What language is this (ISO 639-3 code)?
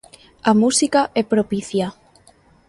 glg